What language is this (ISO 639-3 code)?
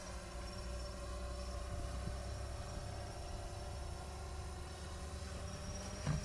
nld